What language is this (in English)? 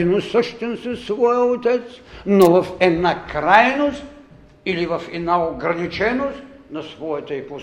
Bulgarian